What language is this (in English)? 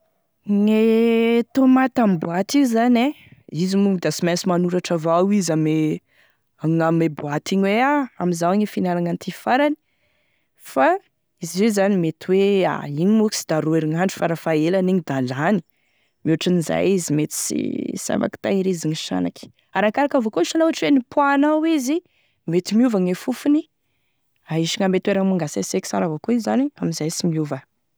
Tesaka Malagasy